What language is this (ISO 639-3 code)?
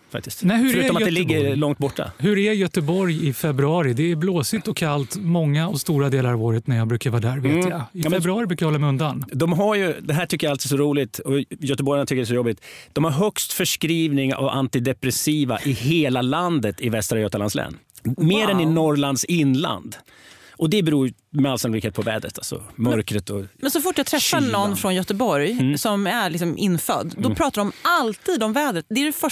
swe